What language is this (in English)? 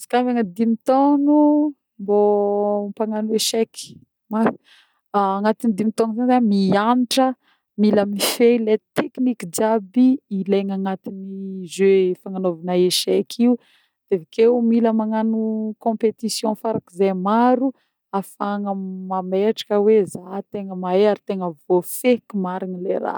Northern Betsimisaraka Malagasy